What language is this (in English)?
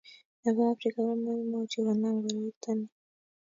Kalenjin